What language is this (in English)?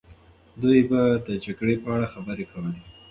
Pashto